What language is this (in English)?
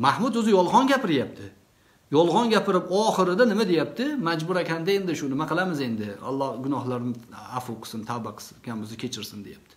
Turkish